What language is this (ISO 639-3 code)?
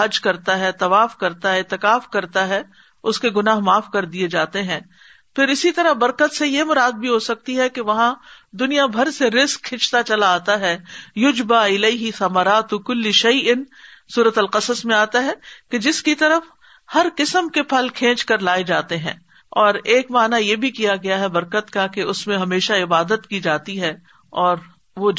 urd